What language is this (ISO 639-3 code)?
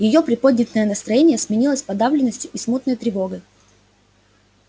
rus